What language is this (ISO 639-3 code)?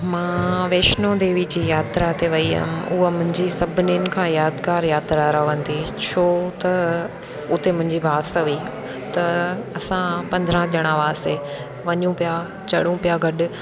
snd